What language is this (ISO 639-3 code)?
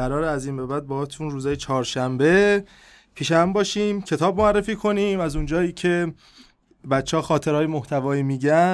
fas